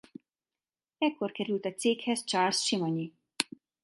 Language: Hungarian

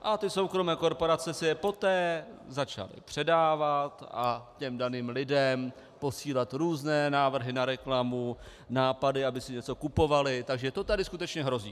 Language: Czech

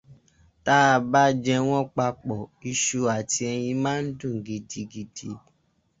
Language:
Yoruba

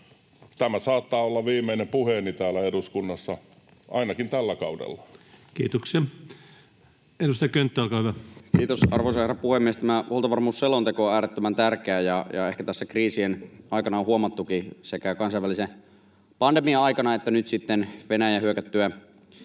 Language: Finnish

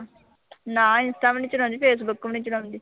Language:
Punjabi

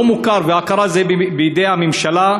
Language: Hebrew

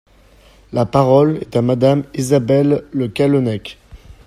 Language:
French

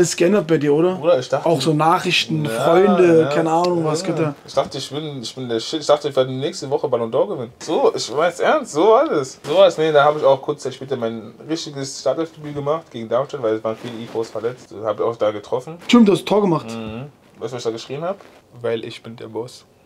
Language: German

